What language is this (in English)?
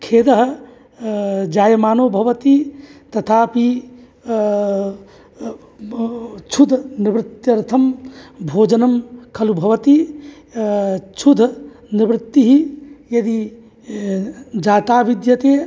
Sanskrit